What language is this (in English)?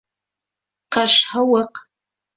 Bashkir